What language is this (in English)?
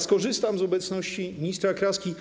Polish